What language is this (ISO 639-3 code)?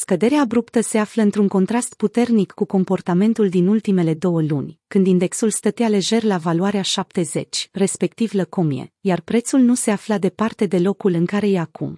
ron